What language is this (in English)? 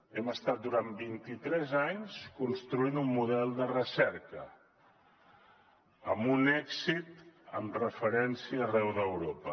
Catalan